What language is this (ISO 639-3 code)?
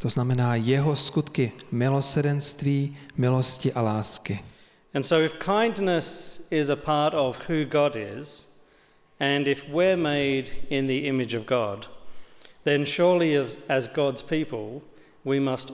ces